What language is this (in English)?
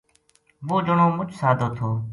Gujari